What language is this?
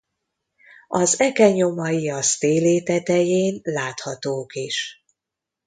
Hungarian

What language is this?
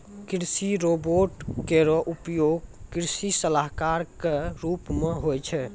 Maithili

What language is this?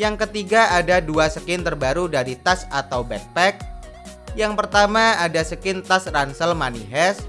Indonesian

